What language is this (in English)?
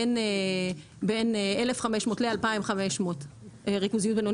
Hebrew